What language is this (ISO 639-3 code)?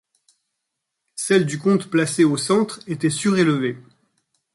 fra